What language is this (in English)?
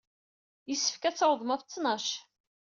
Kabyle